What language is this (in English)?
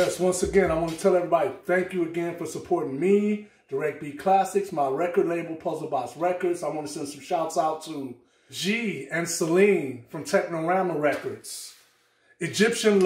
English